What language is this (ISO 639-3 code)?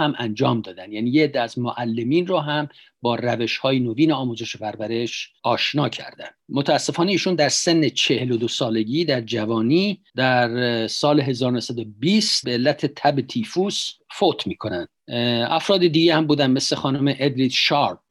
fas